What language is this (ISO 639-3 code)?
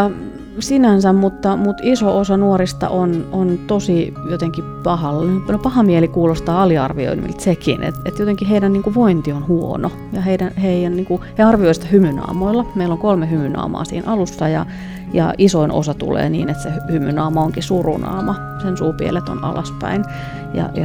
fin